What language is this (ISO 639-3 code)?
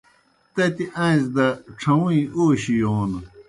plk